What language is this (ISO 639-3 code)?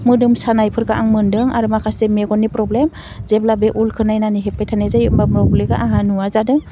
brx